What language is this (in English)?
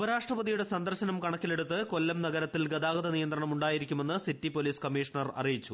Malayalam